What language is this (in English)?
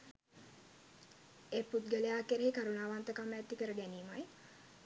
Sinhala